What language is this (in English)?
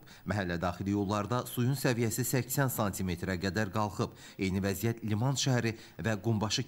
Turkish